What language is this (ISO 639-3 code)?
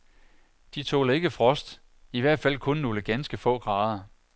dan